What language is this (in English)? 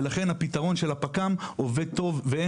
Hebrew